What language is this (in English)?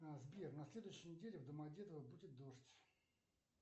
Russian